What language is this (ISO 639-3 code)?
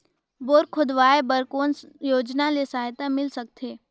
hne